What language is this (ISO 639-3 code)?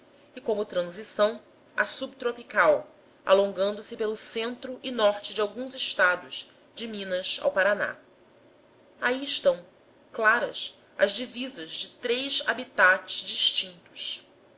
por